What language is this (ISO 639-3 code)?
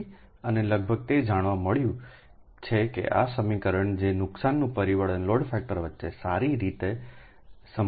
guj